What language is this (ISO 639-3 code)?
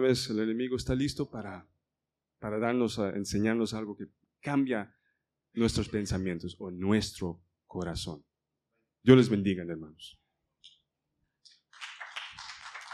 spa